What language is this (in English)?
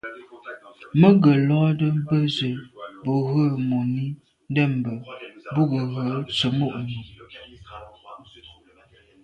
Medumba